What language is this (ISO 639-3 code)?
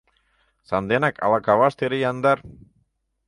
chm